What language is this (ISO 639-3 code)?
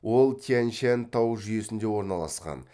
kaz